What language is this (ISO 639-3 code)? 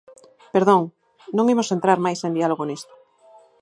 glg